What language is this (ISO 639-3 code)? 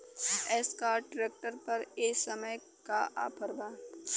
bho